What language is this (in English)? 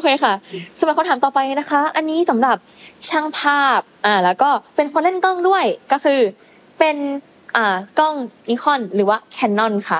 Thai